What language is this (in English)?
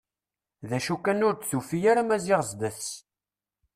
Kabyle